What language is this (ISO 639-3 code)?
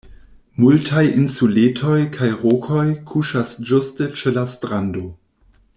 epo